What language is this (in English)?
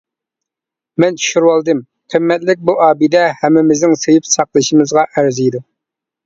Uyghur